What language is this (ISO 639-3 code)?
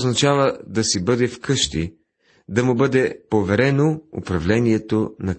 bul